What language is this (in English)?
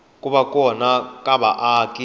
Tsonga